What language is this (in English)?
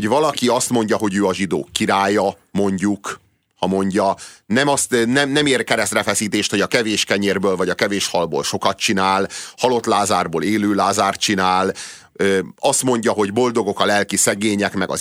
Hungarian